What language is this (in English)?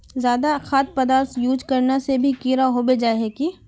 Magahi